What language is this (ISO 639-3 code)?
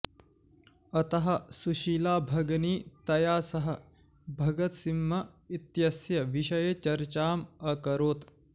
san